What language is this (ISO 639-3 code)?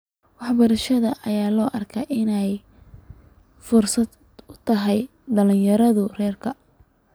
som